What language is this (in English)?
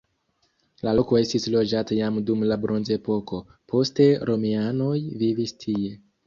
Esperanto